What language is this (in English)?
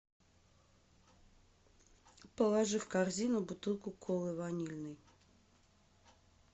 Russian